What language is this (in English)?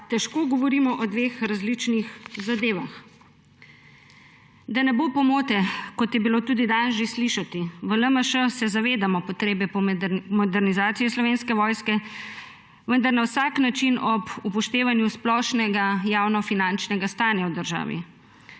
Slovenian